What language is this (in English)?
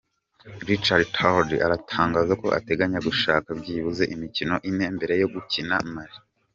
Kinyarwanda